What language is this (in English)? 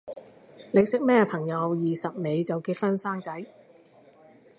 Cantonese